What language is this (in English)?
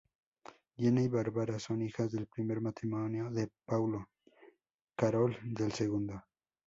Spanish